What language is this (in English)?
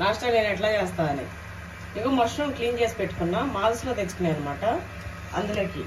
Telugu